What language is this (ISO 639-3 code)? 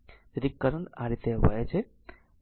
guj